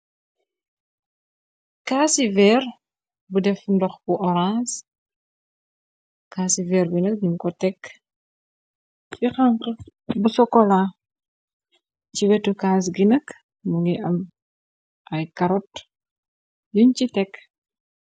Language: Wolof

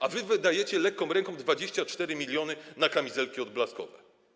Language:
Polish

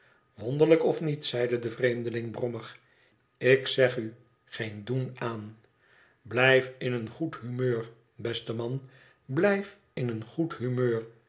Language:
Dutch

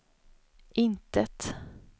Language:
Swedish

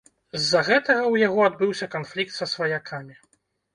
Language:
Belarusian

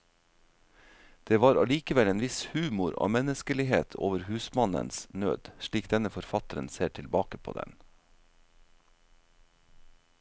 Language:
Norwegian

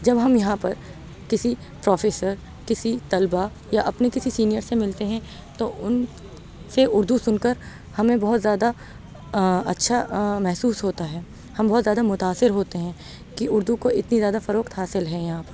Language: Urdu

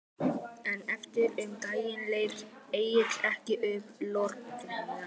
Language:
Icelandic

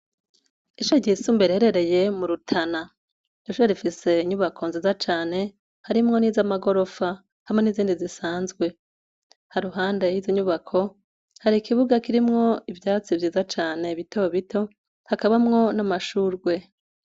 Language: Rundi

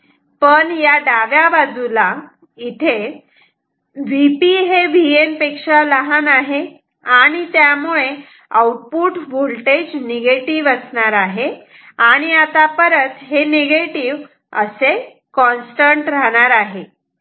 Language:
Marathi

